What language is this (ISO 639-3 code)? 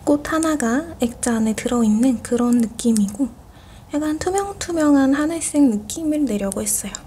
kor